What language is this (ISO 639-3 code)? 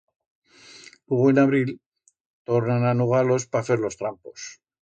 arg